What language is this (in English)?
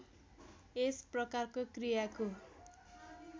Nepali